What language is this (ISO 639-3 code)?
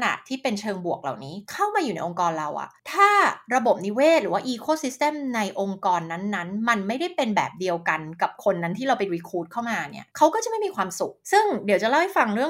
tha